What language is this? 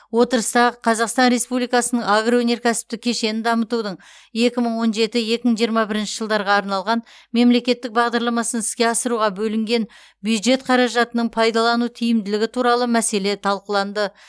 Kazakh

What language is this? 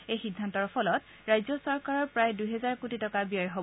Assamese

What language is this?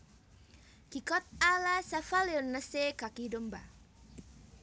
Javanese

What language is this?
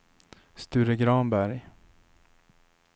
Swedish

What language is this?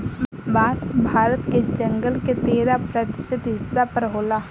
Bhojpuri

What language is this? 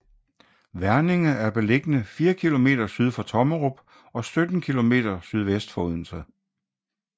Danish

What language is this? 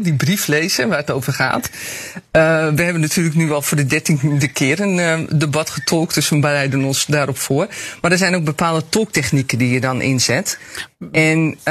Dutch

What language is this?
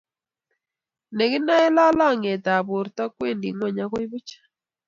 Kalenjin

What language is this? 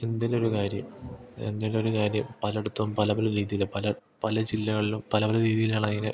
Malayalam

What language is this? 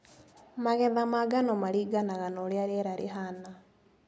Kikuyu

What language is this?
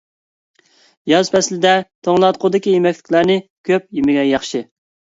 Uyghur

